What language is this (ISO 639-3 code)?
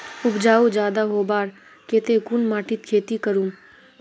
mag